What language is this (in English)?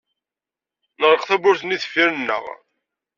Kabyle